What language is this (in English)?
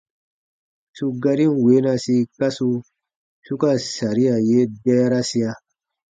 Baatonum